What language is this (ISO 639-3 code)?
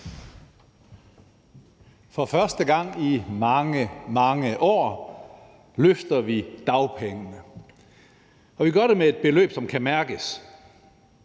dan